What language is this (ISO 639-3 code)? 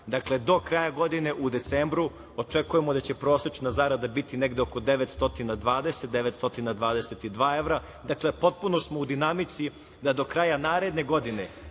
srp